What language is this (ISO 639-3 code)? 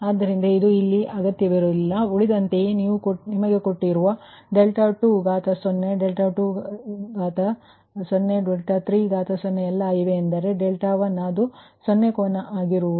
kan